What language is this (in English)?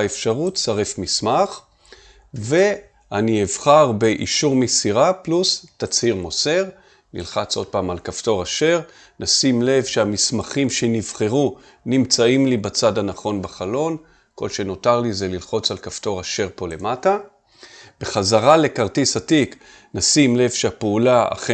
Hebrew